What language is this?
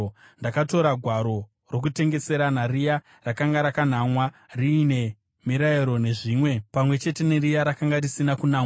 Shona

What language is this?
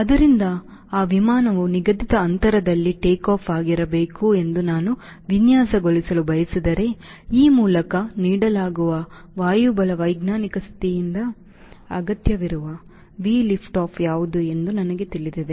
Kannada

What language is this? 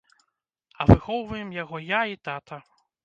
Belarusian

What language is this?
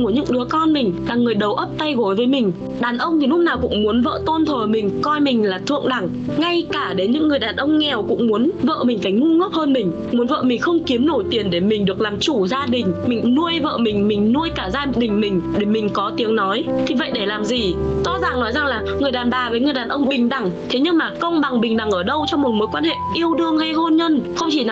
Vietnamese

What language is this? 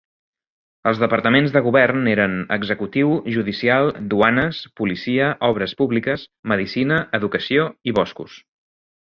Catalan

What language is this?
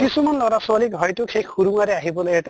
Assamese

